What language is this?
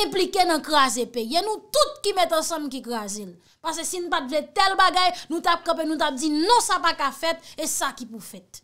French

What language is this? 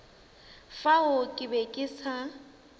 Northern Sotho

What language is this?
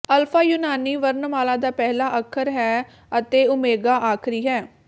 Punjabi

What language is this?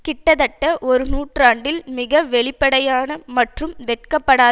Tamil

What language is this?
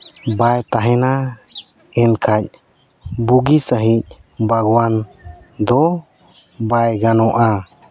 Santali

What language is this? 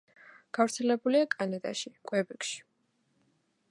Georgian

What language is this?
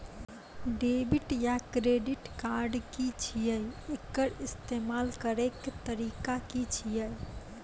Maithili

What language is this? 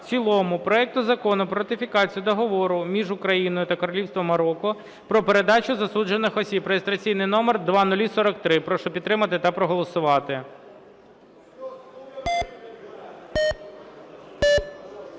Ukrainian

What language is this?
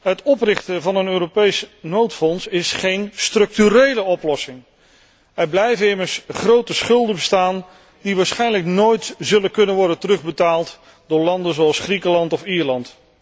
Dutch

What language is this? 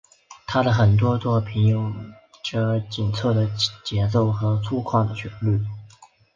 Chinese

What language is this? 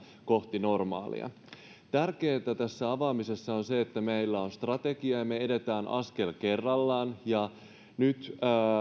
Finnish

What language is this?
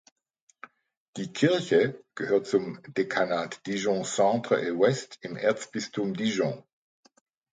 German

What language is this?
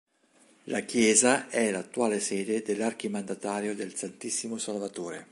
Italian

